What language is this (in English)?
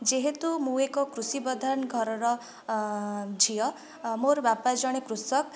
Odia